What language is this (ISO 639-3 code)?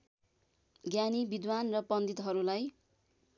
nep